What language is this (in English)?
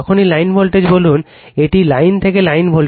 Bangla